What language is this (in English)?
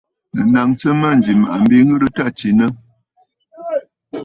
Bafut